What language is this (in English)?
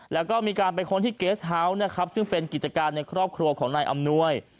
Thai